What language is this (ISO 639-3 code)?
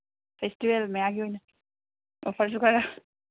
mni